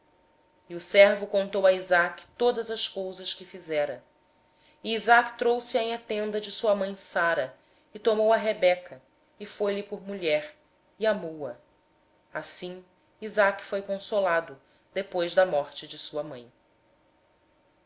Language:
Portuguese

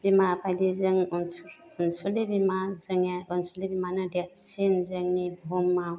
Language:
Bodo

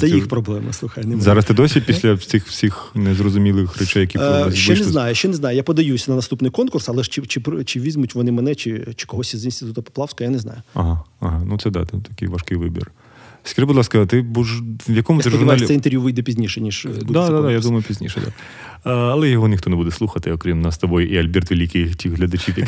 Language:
Ukrainian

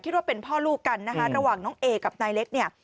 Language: Thai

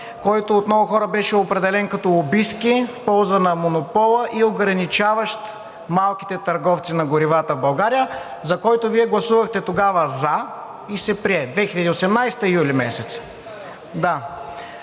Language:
Bulgarian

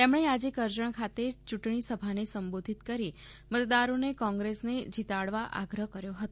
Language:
Gujarati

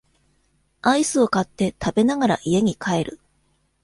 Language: Japanese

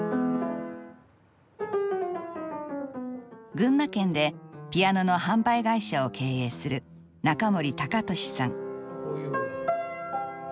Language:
Japanese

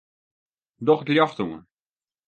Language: Western Frisian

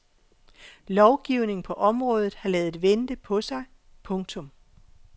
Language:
Danish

